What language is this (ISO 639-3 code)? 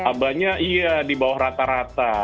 ind